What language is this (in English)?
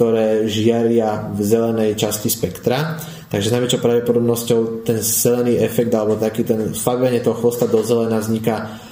Slovak